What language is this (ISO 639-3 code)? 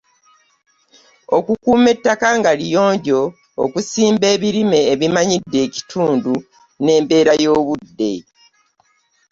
lug